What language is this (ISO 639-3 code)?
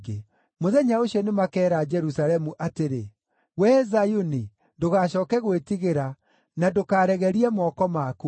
kik